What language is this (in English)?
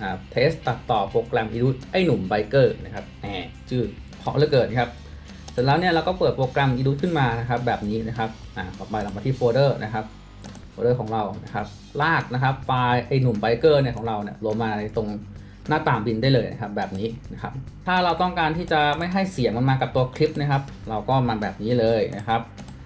Thai